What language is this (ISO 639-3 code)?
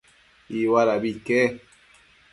mcf